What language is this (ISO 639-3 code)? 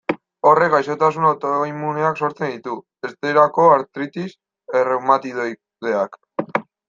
eus